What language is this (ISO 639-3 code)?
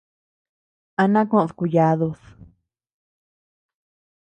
cux